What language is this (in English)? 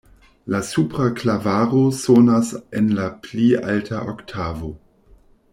Esperanto